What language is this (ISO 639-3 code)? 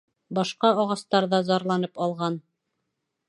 bak